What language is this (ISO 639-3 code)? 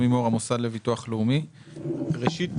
heb